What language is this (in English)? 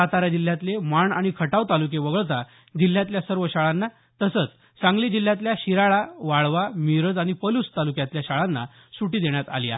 Marathi